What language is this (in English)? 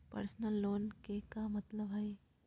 Magahi